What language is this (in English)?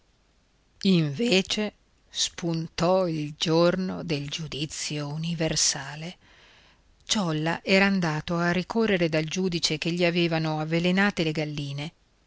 Italian